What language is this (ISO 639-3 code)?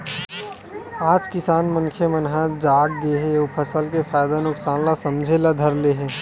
hne